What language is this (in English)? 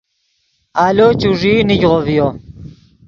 Yidgha